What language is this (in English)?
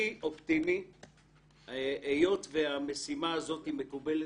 Hebrew